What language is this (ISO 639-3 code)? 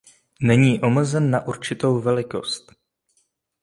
ces